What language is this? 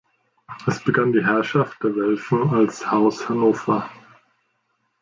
German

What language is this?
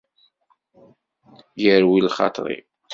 Kabyle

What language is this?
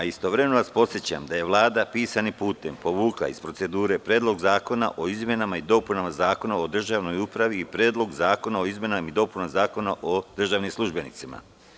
Serbian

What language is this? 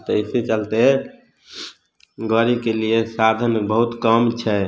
Maithili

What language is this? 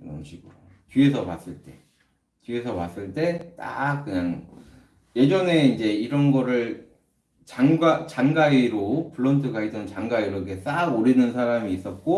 Korean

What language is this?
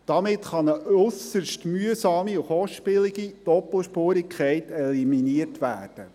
Swiss German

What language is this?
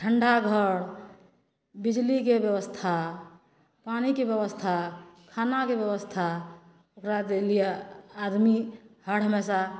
Maithili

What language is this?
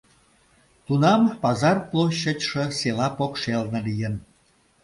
Mari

